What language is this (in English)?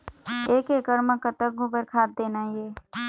Chhattisgarhi